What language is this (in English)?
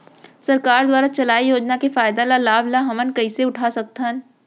Chhattisgarhi